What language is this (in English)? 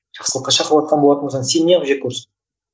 Kazakh